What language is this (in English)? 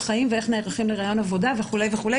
Hebrew